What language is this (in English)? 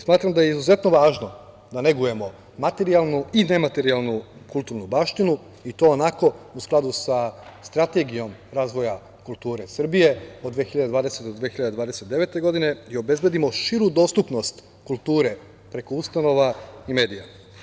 Serbian